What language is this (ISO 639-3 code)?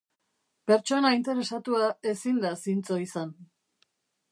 eus